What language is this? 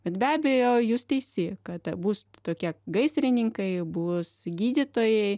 Lithuanian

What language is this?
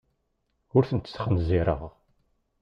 Kabyle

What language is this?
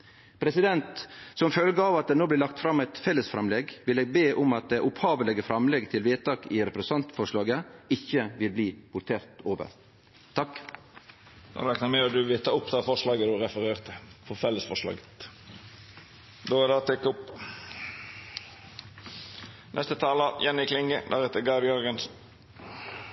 Norwegian Nynorsk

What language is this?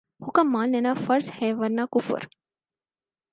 Urdu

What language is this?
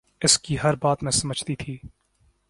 Urdu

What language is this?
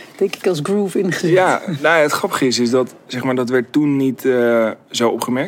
Dutch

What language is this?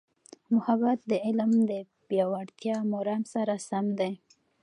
Pashto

